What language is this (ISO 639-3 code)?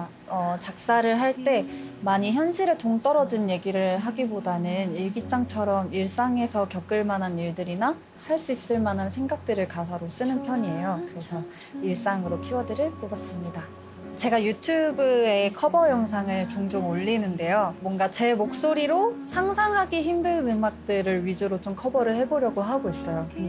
kor